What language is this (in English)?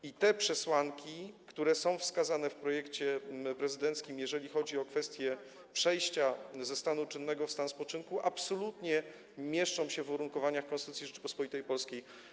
Polish